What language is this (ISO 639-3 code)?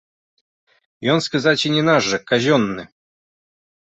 bel